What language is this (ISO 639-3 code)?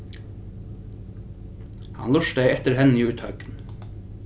fao